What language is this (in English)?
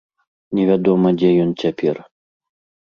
Belarusian